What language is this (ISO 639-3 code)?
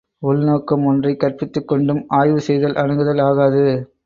tam